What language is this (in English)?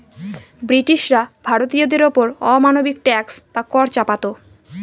Bangla